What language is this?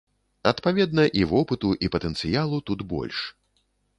Belarusian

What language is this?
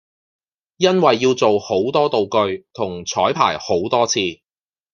Cantonese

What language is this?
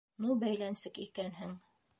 Bashkir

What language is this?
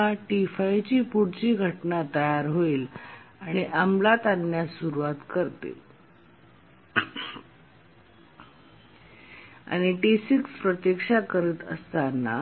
Marathi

